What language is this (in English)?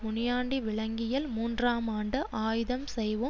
Tamil